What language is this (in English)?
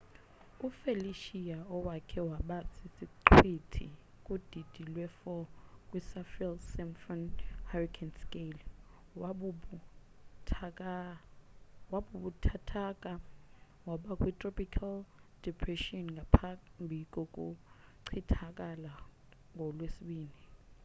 Xhosa